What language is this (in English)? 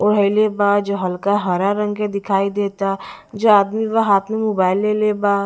Bhojpuri